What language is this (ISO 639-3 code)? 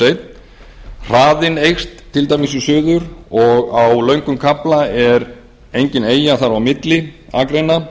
isl